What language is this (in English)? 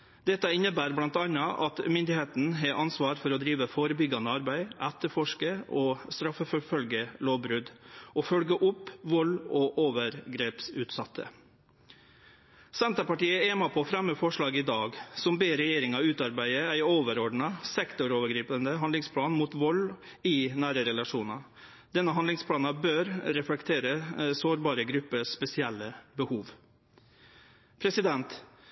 Norwegian Nynorsk